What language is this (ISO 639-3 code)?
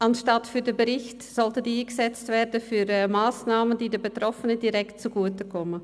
gsw